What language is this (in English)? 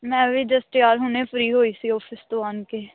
Punjabi